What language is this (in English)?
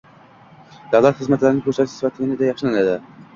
Uzbek